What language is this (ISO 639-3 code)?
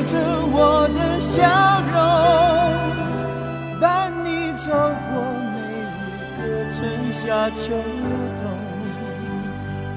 zho